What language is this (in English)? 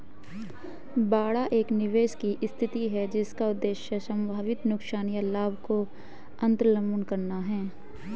Hindi